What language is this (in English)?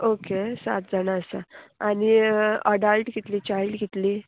Konkani